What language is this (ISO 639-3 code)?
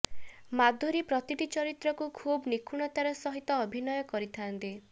ori